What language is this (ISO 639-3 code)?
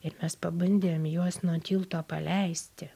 lit